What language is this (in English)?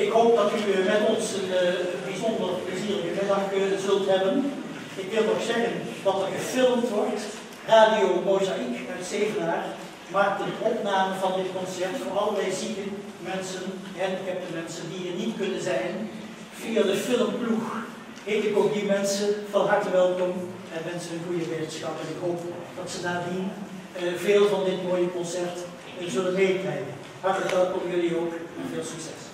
Dutch